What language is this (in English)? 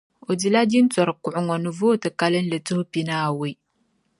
Dagbani